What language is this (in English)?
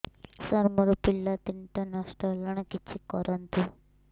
Odia